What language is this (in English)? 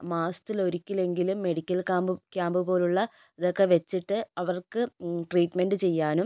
Malayalam